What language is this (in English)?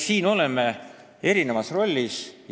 Estonian